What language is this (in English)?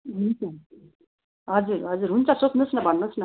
Nepali